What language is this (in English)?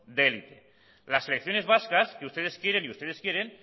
Spanish